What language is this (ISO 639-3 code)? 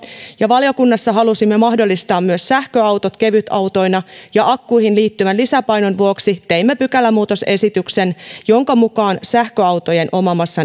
fin